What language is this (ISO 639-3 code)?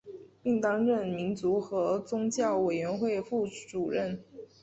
zho